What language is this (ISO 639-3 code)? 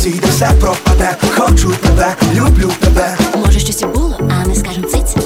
ukr